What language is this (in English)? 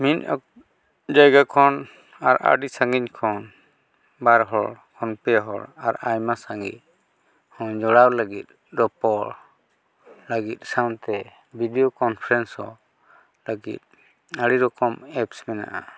Santali